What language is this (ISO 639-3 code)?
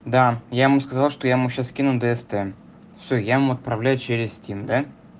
rus